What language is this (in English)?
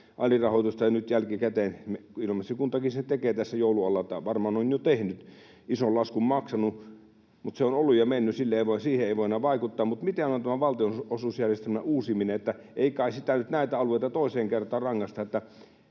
Finnish